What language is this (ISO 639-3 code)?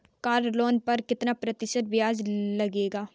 hin